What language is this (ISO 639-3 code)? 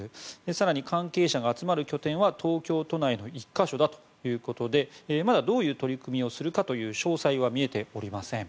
jpn